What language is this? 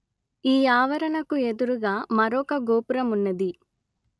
Telugu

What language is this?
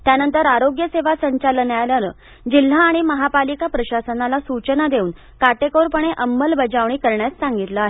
Marathi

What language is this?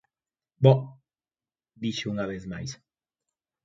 Galician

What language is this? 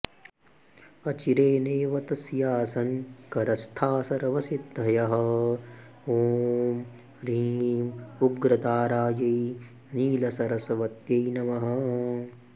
Sanskrit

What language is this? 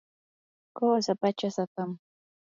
Yanahuanca Pasco Quechua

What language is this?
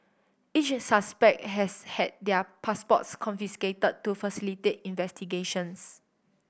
English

